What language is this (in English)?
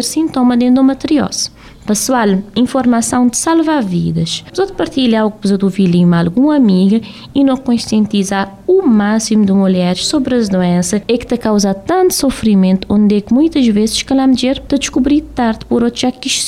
Portuguese